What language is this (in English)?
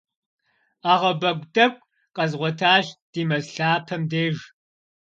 Kabardian